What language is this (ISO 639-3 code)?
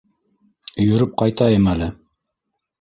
bak